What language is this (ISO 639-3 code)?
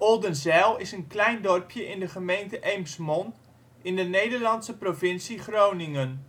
nld